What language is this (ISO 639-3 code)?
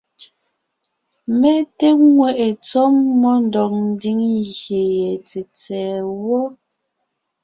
nnh